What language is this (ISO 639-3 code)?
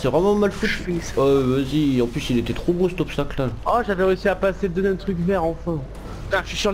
fra